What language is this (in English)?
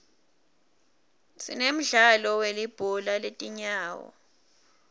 Swati